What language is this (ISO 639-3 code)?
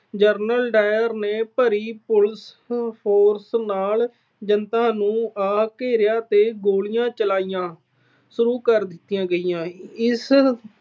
pan